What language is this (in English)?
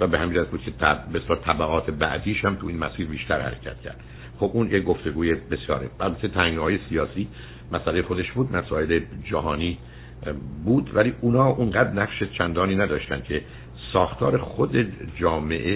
Persian